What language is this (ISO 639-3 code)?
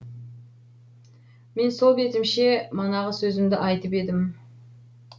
kaz